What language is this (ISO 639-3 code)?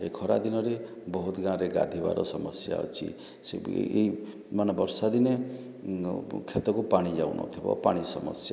ori